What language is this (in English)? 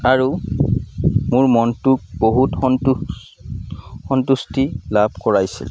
Assamese